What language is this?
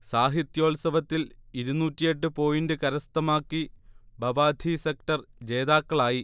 Malayalam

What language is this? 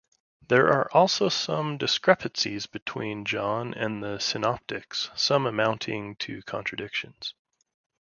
English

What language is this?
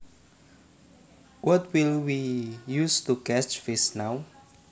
Javanese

